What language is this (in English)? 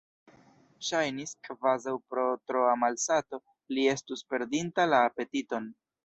Esperanto